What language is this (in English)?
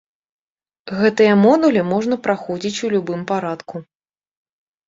Belarusian